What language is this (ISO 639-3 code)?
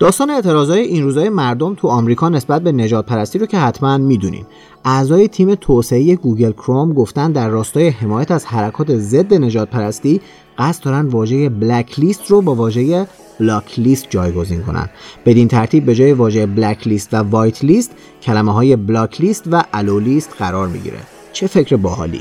fas